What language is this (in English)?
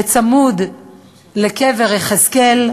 Hebrew